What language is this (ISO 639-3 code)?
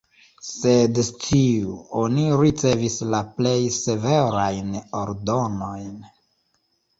epo